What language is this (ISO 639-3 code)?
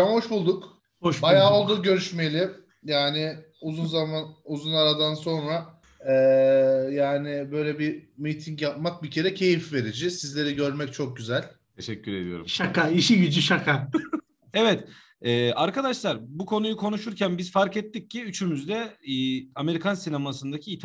tur